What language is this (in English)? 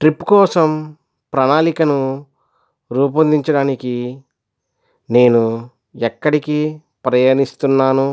Telugu